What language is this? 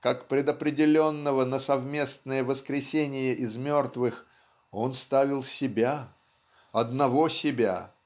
Russian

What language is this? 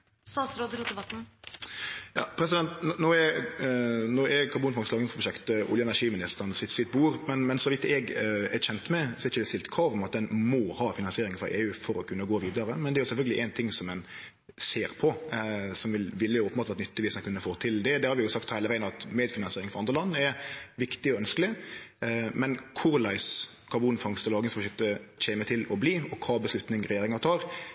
Norwegian Nynorsk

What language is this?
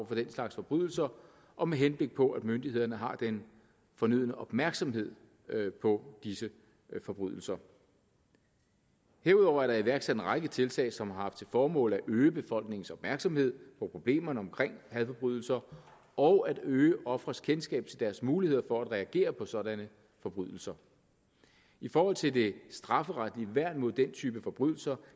Danish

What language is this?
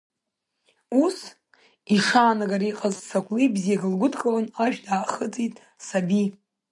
Abkhazian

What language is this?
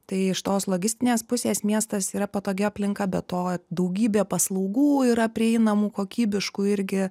Lithuanian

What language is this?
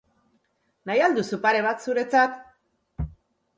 Basque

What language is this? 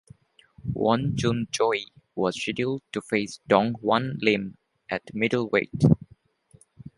English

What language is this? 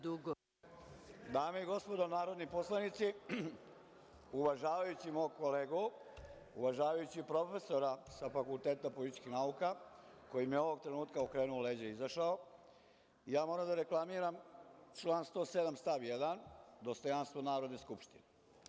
Serbian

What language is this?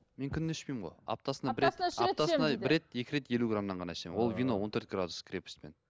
Kazakh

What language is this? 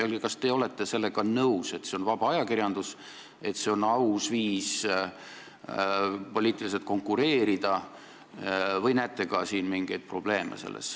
Estonian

